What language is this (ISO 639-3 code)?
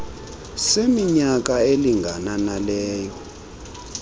xho